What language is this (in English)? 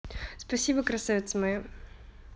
Russian